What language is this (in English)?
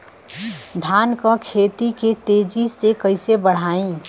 Bhojpuri